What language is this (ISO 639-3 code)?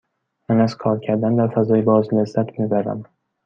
fas